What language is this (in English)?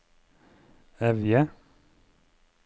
Norwegian